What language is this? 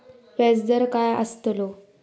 Marathi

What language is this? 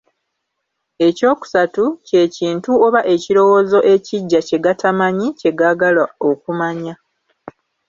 Ganda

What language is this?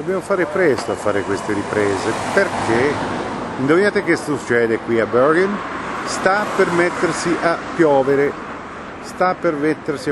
Italian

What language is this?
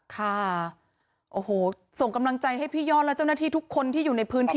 Thai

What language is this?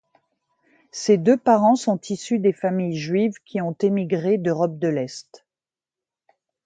French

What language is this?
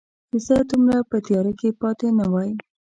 Pashto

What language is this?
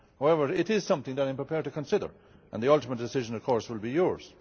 English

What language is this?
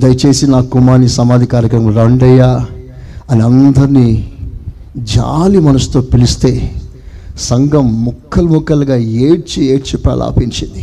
Telugu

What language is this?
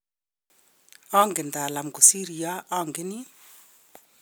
Kalenjin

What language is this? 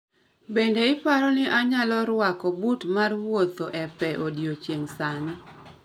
Luo (Kenya and Tanzania)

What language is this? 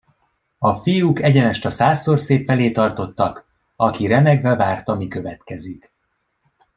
Hungarian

